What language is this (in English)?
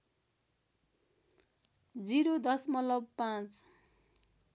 Nepali